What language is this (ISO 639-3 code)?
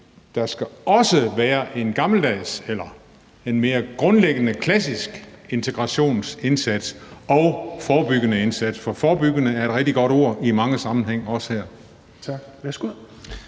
dan